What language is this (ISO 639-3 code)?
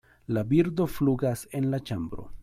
epo